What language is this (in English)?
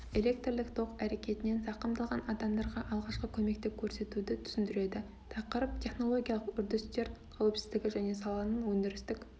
Kazakh